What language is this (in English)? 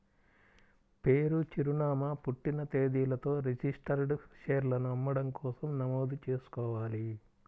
Telugu